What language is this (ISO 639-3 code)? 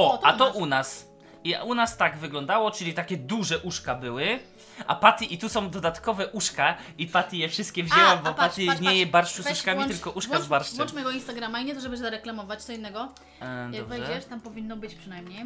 pol